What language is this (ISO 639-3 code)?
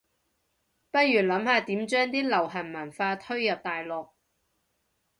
yue